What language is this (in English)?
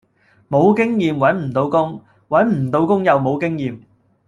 Cantonese